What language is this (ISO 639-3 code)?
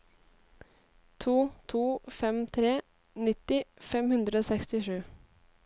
nor